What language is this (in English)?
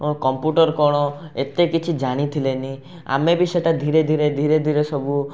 Odia